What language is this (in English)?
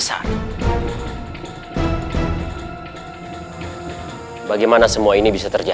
Indonesian